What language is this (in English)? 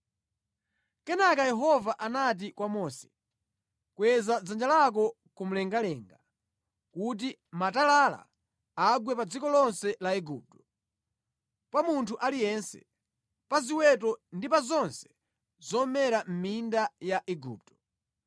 Nyanja